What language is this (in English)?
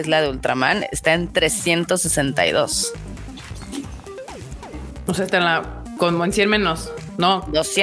Spanish